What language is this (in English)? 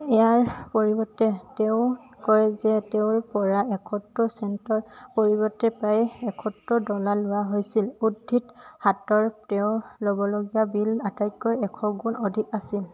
Assamese